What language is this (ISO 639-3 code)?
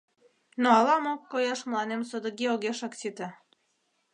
chm